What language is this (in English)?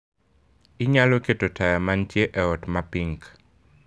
Luo (Kenya and Tanzania)